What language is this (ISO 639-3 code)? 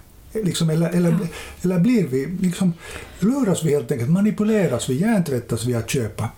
swe